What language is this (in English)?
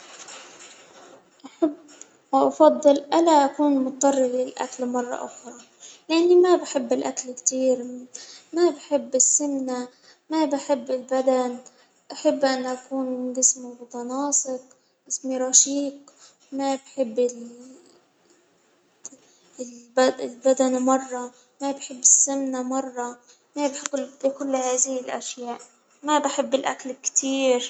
Hijazi Arabic